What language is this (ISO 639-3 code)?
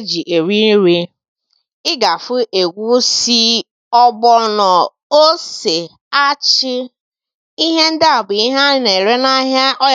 ibo